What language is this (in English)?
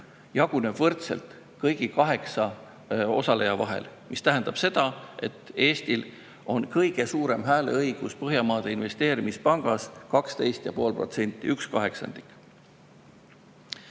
Estonian